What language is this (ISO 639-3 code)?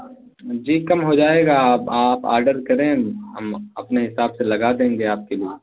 urd